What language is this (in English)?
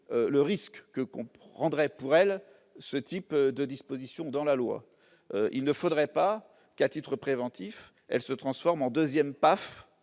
French